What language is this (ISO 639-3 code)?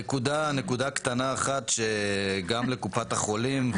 heb